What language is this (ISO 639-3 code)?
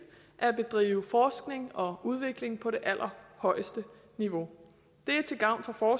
dan